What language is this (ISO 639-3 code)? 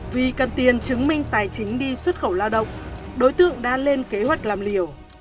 vie